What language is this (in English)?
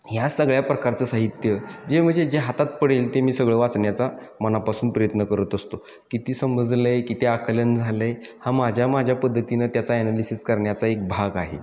Marathi